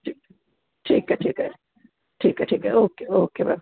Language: Sindhi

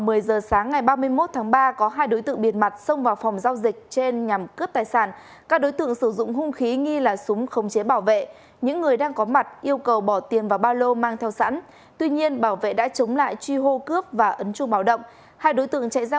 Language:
Vietnamese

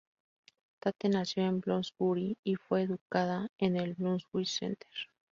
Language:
Spanish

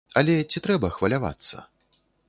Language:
Belarusian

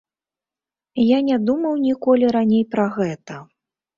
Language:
Belarusian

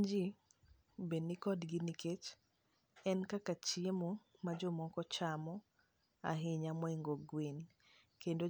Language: Luo (Kenya and Tanzania)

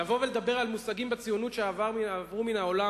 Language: Hebrew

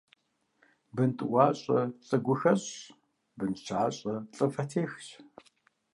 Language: Kabardian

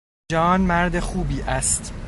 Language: Persian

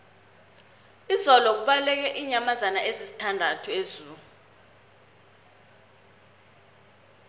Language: South Ndebele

